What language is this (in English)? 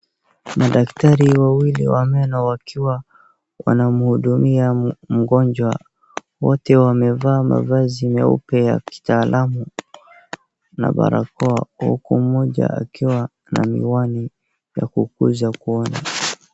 Swahili